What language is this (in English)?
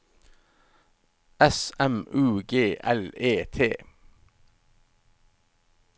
Norwegian